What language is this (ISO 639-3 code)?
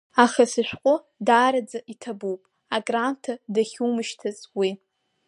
abk